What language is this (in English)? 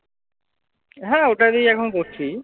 Bangla